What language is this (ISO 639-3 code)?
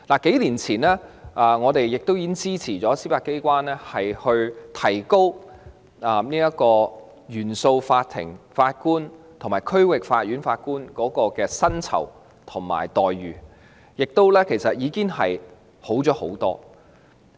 yue